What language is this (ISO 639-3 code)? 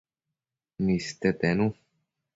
mcf